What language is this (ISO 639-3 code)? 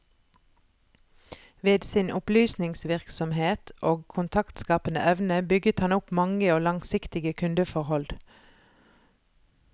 nor